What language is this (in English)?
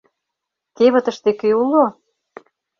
Mari